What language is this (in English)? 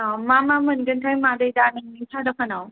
Bodo